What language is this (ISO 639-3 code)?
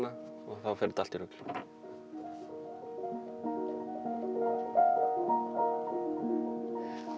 isl